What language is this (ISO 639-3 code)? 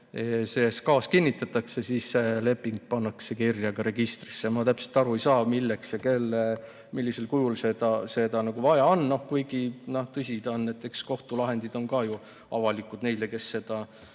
est